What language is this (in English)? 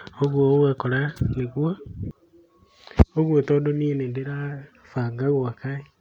Kikuyu